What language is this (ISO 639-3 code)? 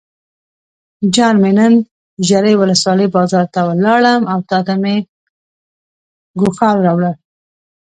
pus